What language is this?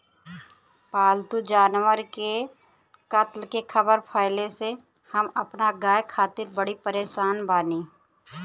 Bhojpuri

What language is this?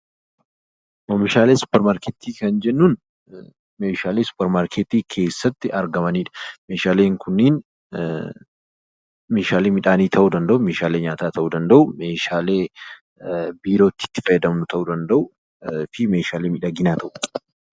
Oromo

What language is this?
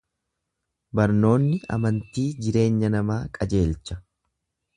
Oromo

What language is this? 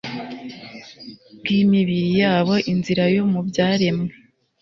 Kinyarwanda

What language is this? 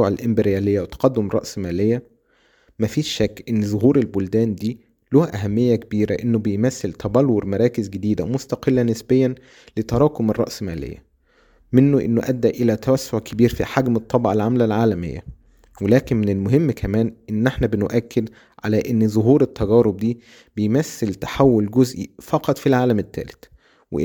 Arabic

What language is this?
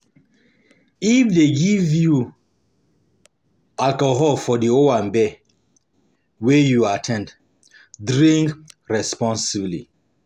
Nigerian Pidgin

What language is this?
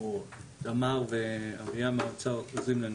Hebrew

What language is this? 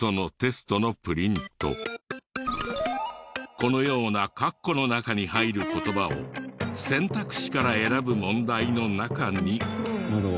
Japanese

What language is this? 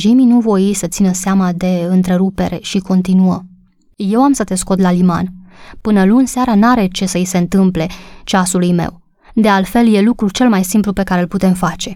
Romanian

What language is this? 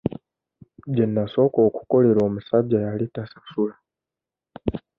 Ganda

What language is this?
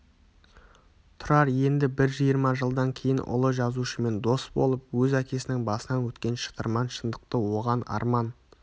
Kazakh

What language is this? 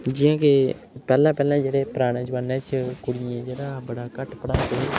Dogri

